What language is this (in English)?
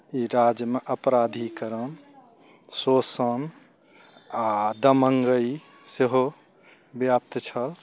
Maithili